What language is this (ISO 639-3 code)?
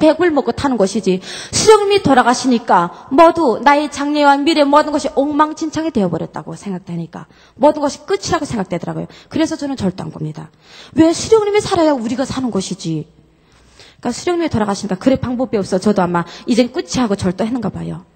kor